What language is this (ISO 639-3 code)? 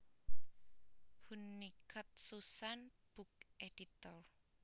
jav